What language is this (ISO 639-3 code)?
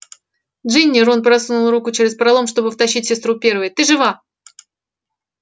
rus